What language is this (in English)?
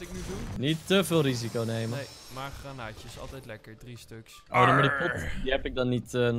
Dutch